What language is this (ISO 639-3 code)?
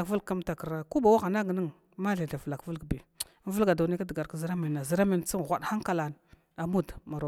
glw